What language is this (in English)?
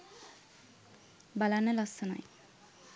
Sinhala